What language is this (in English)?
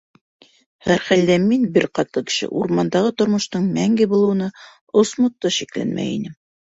Bashkir